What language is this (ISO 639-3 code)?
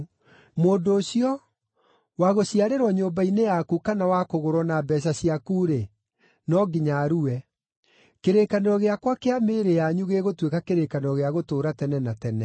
kik